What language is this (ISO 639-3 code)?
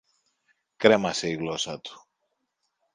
ell